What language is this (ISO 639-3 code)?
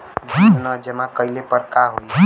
bho